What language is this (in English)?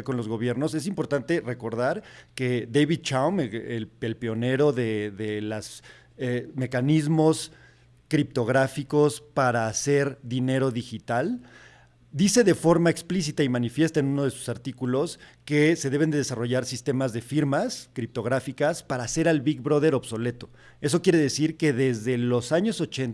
Spanish